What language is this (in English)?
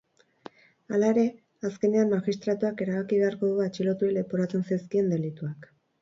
Basque